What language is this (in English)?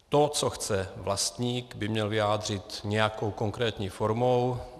Czech